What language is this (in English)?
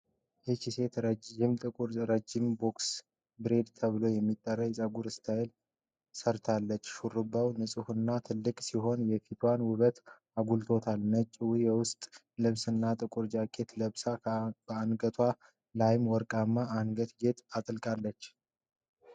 Amharic